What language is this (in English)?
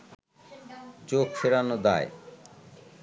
Bangla